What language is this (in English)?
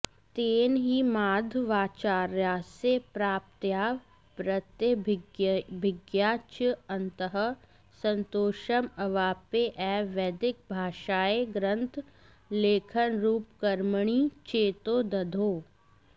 Sanskrit